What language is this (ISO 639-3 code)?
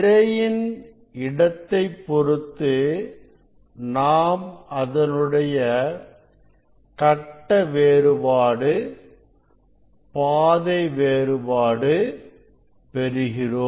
tam